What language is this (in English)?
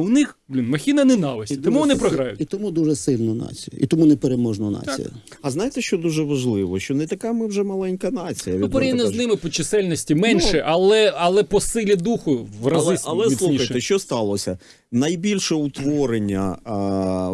Ukrainian